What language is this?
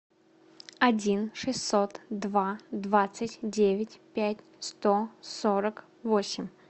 Russian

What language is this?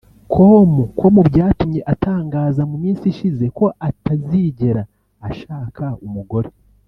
Kinyarwanda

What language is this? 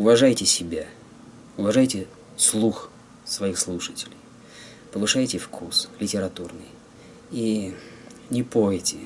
Russian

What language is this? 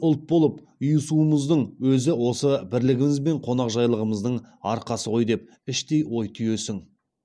Kazakh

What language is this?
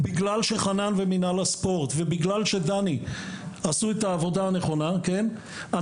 Hebrew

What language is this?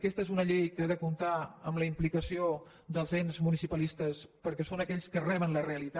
Catalan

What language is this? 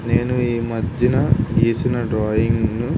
Telugu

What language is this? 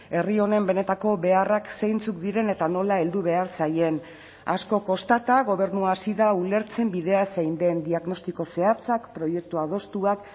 Basque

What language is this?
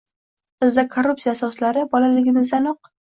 Uzbek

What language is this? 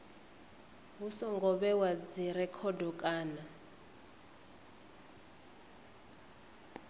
Venda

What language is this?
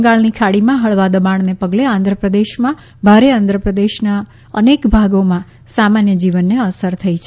Gujarati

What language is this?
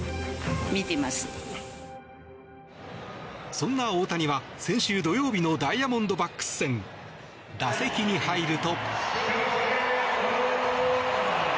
Japanese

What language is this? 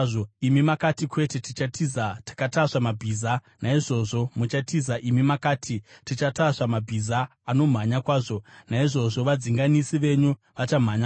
Shona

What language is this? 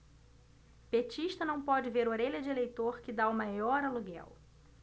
Portuguese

